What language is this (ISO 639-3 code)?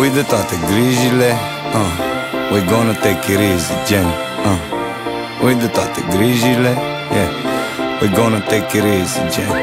ron